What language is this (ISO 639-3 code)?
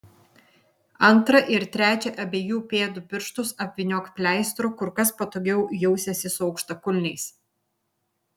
lit